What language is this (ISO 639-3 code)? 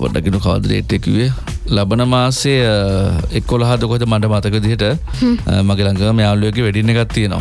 ind